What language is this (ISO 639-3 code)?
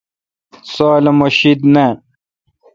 xka